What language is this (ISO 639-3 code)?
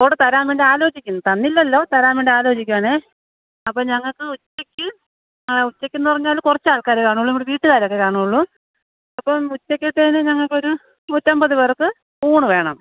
mal